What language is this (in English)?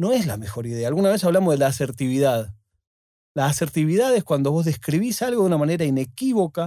Spanish